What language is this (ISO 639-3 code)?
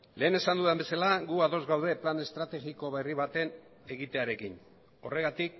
eus